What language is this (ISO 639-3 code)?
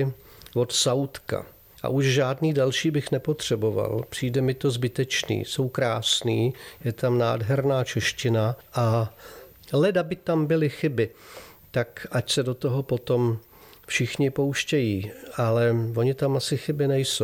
ces